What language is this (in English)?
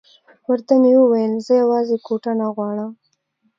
Pashto